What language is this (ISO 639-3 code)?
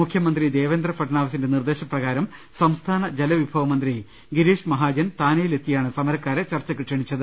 mal